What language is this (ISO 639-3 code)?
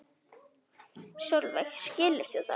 isl